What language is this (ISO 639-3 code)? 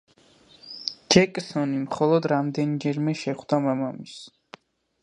kat